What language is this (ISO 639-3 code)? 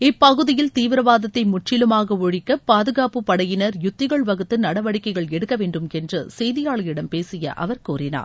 tam